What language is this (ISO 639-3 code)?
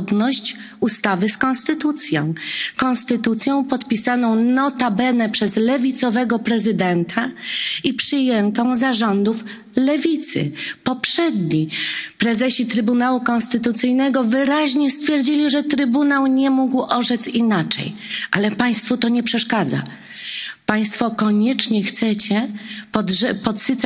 pol